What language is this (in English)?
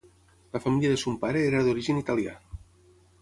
Catalan